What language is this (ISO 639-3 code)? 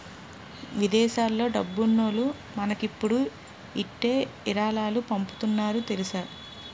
tel